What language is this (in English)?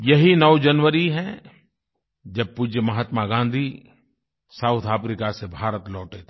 Hindi